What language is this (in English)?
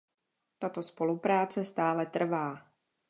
Czech